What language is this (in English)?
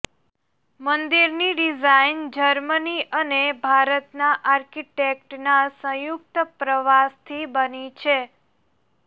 Gujarati